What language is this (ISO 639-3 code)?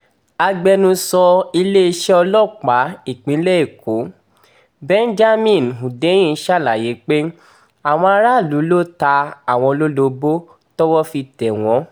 yor